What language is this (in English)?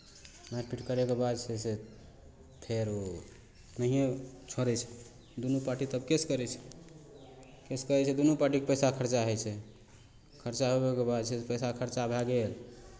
Maithili